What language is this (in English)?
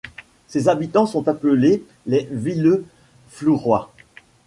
French